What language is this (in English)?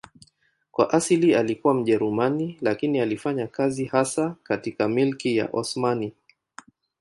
Swahili